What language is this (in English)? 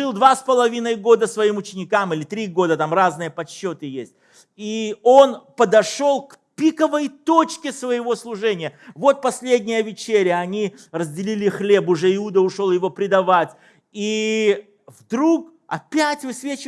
Russian